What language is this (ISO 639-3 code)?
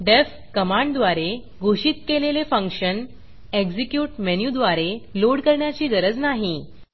mar